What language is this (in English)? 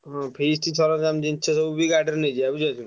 Odia